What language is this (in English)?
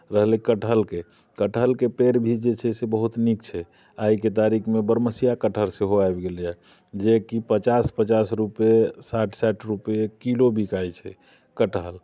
Maithili